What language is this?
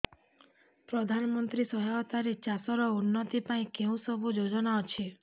Odia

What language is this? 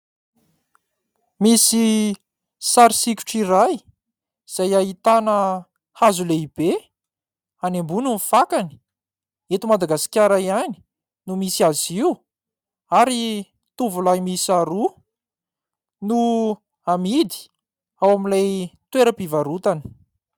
Malagasy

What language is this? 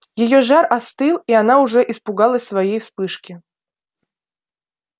Russian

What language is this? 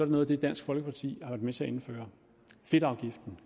Danish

